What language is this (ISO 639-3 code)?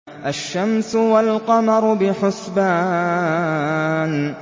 ara